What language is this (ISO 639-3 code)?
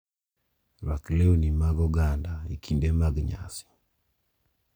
luo